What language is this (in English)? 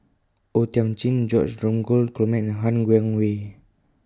English